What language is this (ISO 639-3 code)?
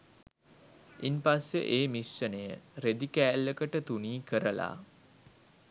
sin